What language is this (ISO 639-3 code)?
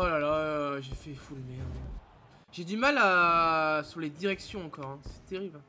fra